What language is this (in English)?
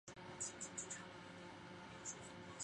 Chinese